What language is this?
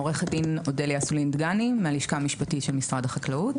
Hebrew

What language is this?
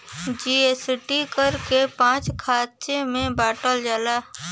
Bhojpuri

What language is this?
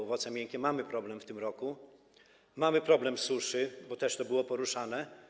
Polish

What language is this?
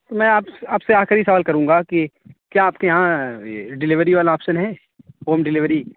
Urdu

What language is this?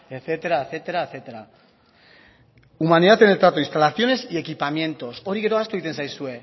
Spanish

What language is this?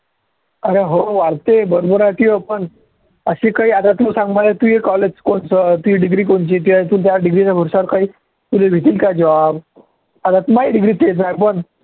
Marathi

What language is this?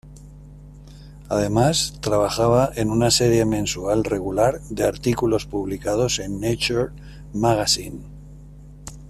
Spanish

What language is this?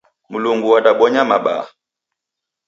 Taita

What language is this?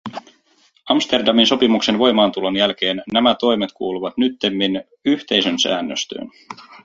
Finnish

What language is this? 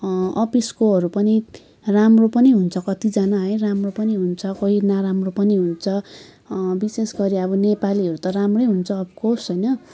Nepali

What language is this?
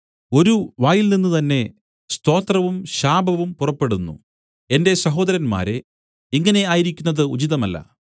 Malayalam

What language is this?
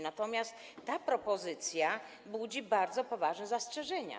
Polish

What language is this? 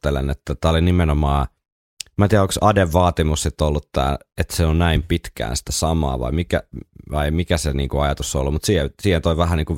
Finnish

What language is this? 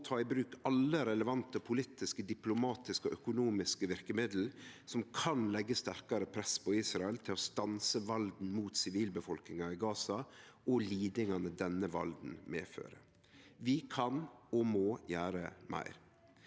Norwegian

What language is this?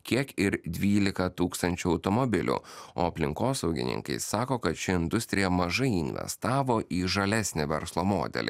Lithuanian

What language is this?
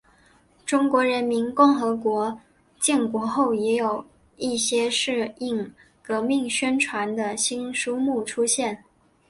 Chinese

